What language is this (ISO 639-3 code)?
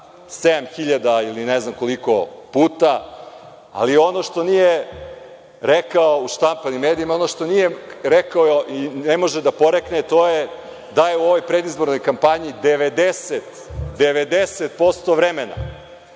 srp